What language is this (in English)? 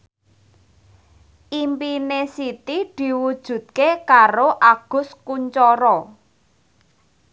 Javanese